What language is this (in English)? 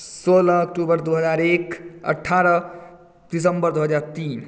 Maithili